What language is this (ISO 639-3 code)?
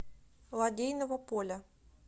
rus